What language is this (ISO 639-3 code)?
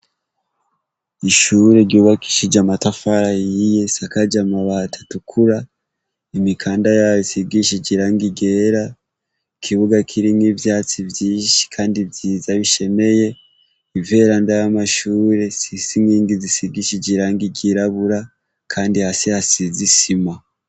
run